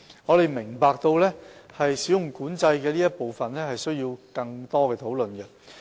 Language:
Cantonese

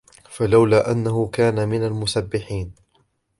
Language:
Arabic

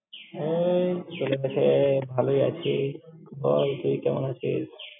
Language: Bangla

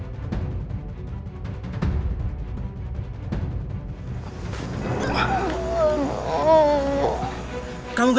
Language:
Indonesian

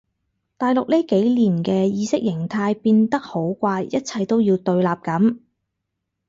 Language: Cantonese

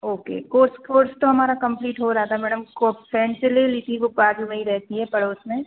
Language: Hindi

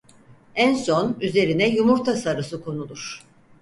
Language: Turkish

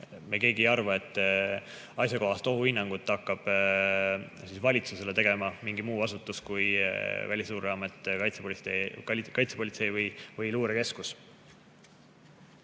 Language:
Estonian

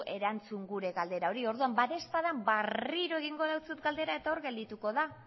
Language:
Basque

